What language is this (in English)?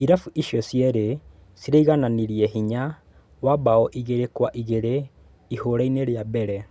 Kikuyu